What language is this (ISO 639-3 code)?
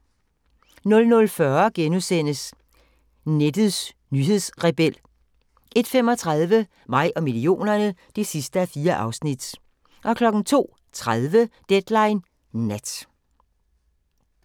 dan